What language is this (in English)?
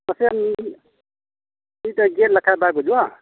Santali